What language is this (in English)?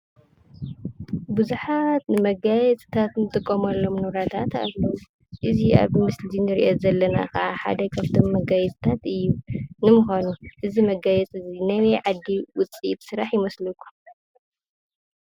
Tigrinya